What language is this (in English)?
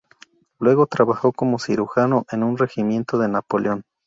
Spanish